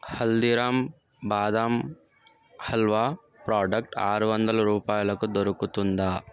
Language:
Telugu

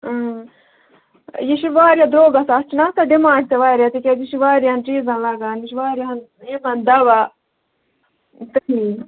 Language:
Kashmiri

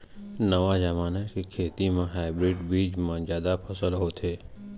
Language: Chhattisgarhi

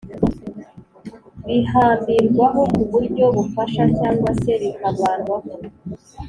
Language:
Kinyarwanda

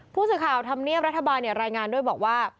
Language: Thai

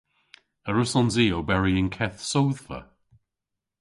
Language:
Cornish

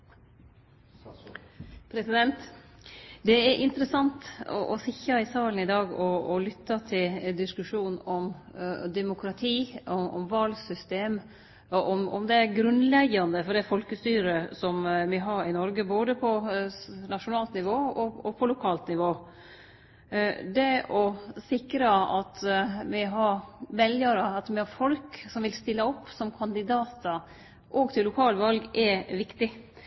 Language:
Norwegian Nynorsk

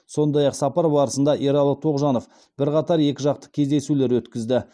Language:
Kazakh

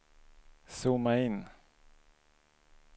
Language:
Swedish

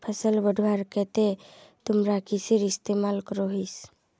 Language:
Magahi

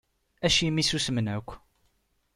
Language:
Kabyle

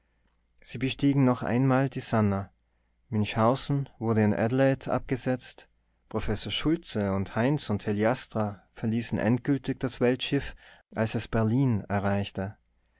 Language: German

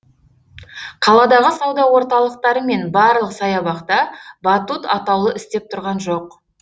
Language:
Kazakh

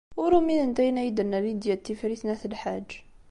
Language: Kabyle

